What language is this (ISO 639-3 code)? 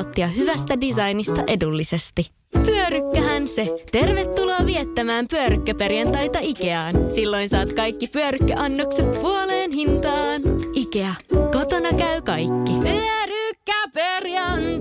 fin